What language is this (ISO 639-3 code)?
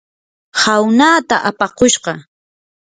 qur